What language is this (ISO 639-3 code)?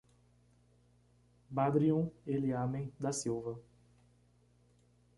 por